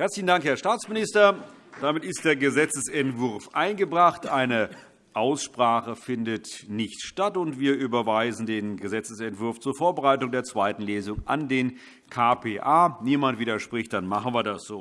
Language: German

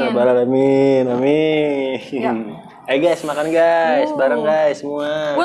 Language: Indonesian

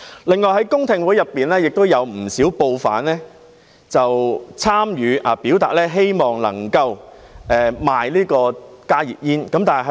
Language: Cantonese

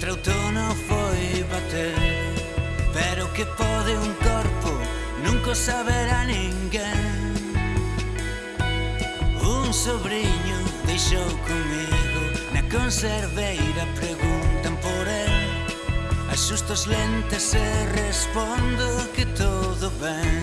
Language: Portuguese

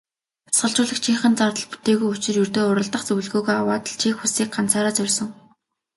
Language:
Mongolian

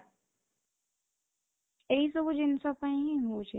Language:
Odia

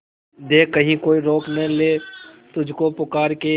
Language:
Hindi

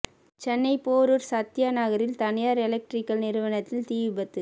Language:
Tamil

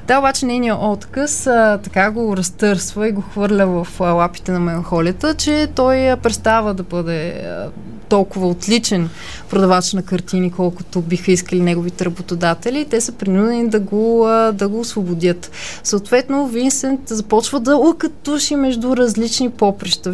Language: Bulgarian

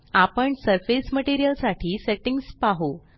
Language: Marathi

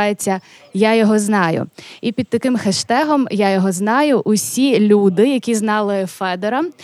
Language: Ukrainian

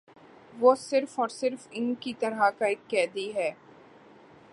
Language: Urdu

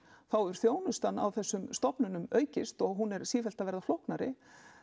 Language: Icelandic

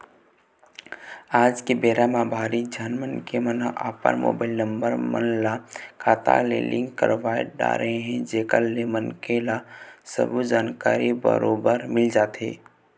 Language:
Chhattisgarhi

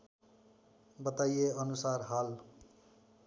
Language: Nepali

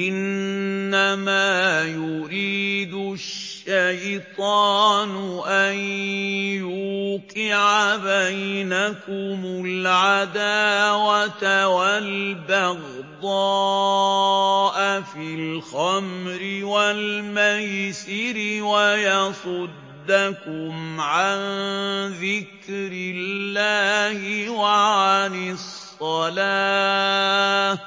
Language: Arabic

